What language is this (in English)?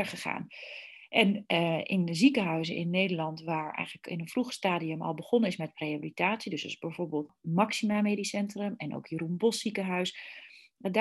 Dutch